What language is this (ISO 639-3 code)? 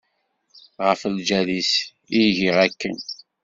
kab